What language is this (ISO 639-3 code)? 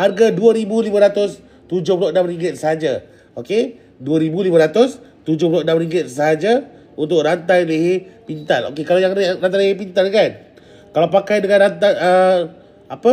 msa